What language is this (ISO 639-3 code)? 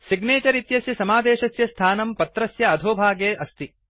san